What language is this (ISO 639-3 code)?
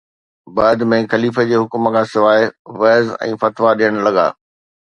snd